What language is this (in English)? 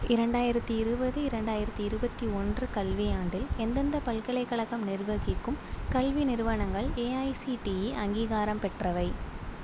Tamil